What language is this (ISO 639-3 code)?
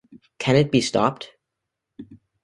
eng